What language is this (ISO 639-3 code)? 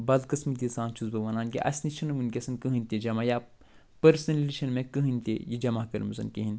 kas